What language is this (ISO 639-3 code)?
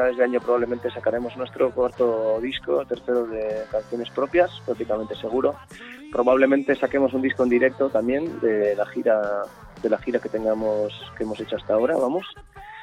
spa